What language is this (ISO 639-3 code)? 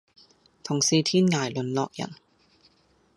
yue